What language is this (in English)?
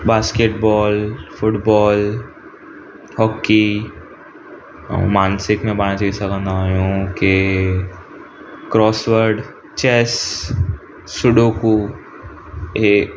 Sindhi